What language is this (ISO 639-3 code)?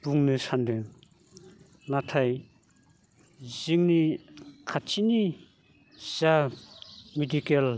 brx